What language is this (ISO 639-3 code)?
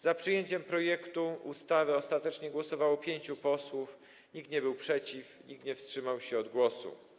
pol